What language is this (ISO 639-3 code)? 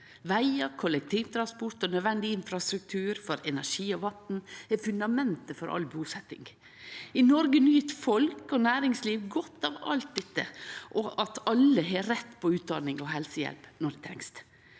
nor